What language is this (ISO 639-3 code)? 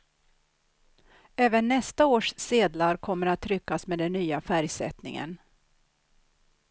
swe